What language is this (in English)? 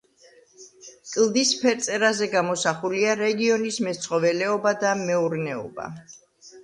Georgian